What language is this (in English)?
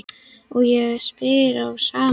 Icelandic